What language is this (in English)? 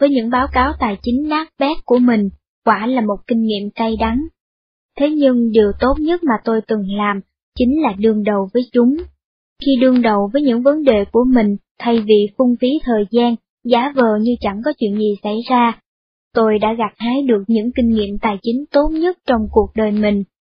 Vietnamese